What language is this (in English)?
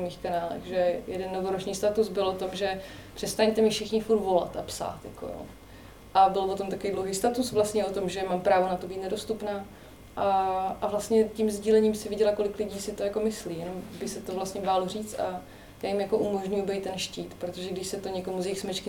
Czech